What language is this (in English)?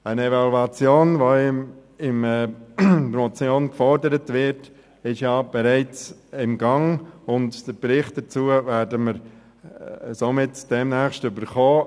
Swiss German